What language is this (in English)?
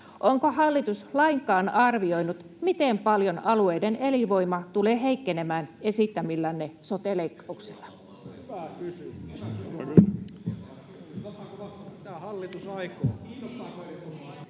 Finnish